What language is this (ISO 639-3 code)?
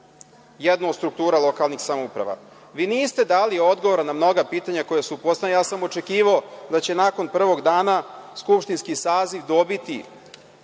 srp